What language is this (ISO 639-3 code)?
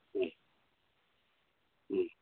mni